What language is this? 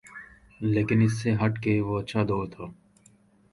Urdu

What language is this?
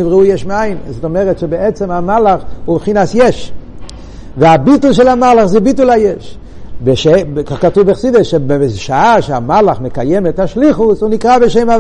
Hebrew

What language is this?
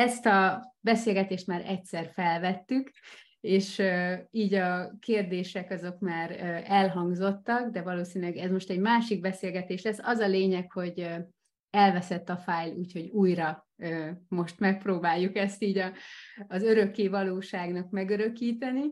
Hungarian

